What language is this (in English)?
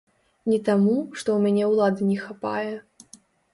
Belarusian